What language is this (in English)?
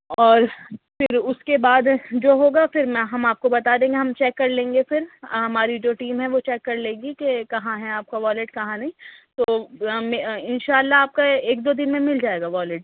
Urdu